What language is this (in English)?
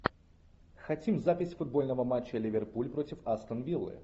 Russian